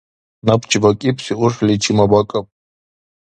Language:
Dargwa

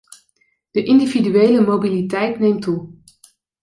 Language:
Dutch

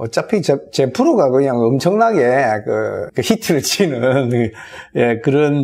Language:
Korean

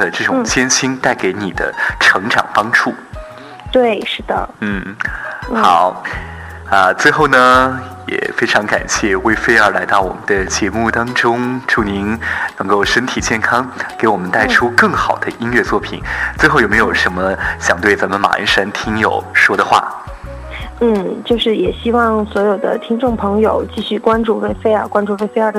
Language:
Chinese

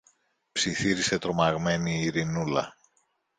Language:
Greek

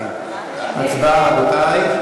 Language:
Hebrew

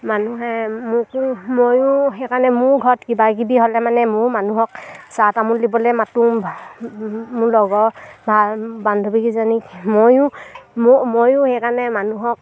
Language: Assamese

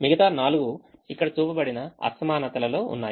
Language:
Telugu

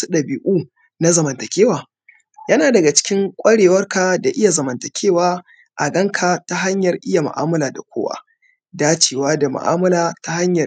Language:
Hausa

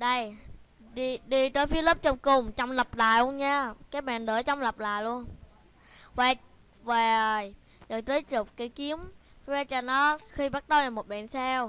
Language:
Vietnamese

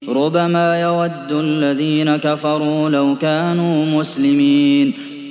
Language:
Arabic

